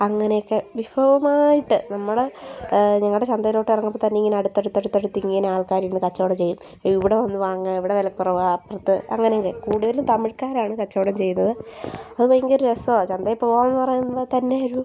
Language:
Malayalam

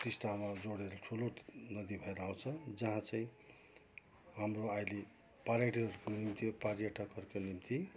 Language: Nepali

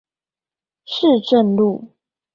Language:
Chinese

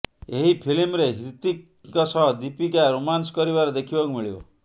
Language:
Odia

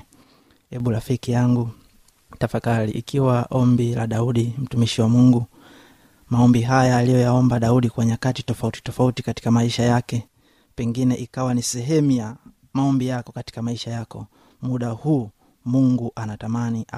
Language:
Swahili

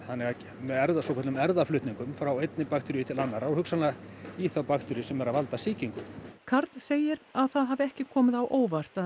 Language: Icelandic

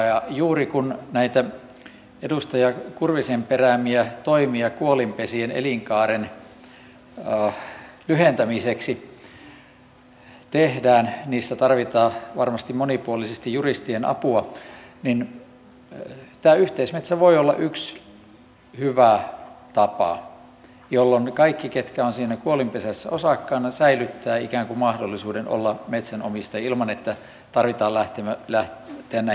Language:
Finnish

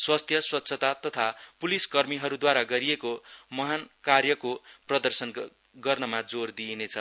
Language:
Nepali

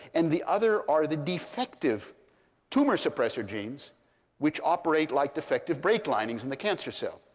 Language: English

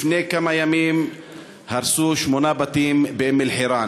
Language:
Hebrew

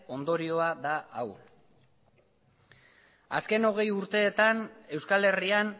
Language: Basque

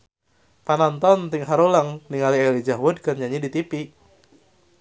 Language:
Sundanese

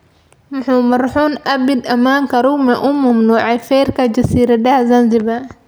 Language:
Somali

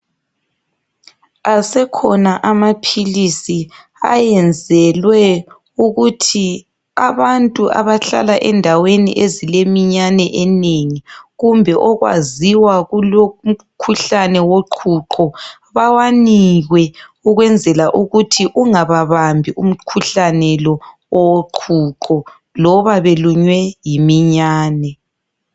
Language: North Ndebele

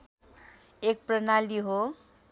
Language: Nepali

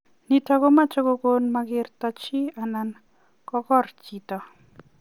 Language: Kalenjin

